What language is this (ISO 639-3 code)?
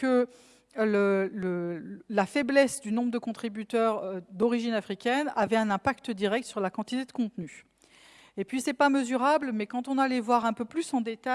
fra